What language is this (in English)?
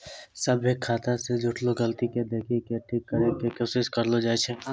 Maithili